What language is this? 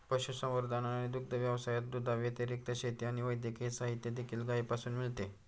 Marathi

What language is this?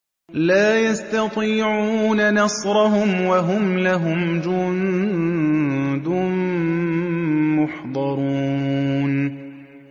Arabic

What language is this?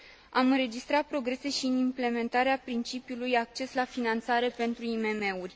Romanian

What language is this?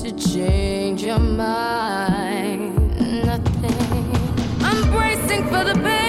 Chinese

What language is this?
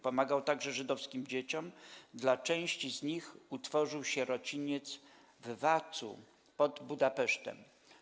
Polish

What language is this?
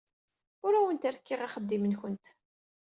Kabyle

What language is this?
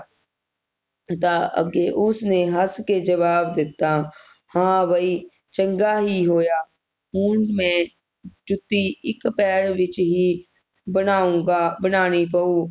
Punjabi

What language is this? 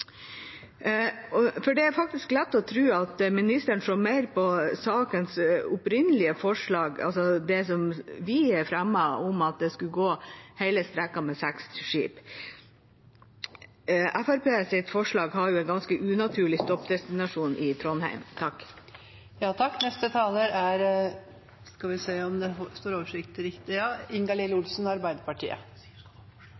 Norwegian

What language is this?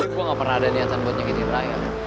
Indonesian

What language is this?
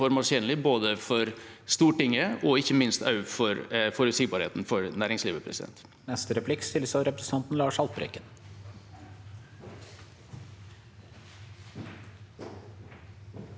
Norwegian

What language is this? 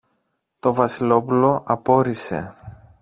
Greek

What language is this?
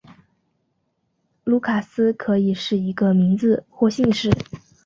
Chinese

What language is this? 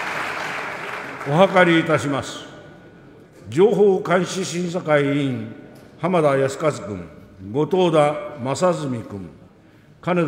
Japanese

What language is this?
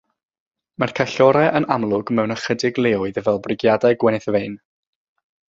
Welsh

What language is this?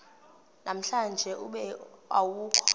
Xhosa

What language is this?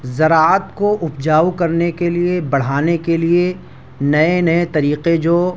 Urdu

